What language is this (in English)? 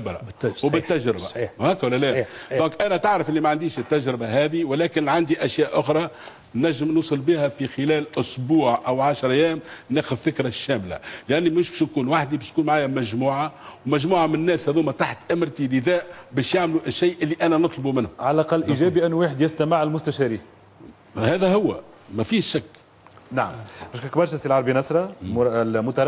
Arabic